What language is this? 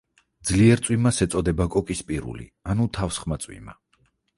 Georgian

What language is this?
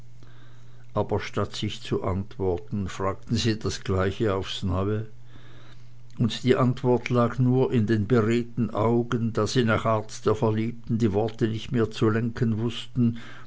German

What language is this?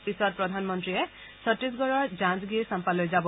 Assamese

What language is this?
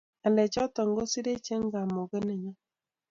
Kalenjin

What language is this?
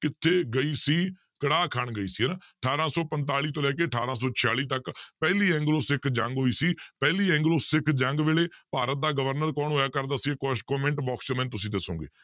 Punjabi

